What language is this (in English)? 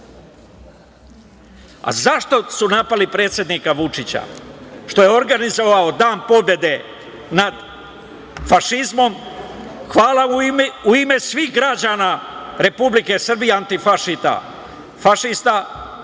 Serbian